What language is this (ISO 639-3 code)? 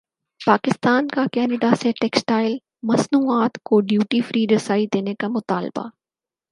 urd